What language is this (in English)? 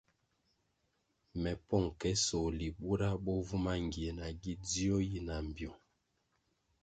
Kwasio